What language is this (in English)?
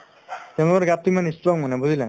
Assamese